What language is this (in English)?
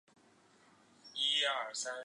Chinese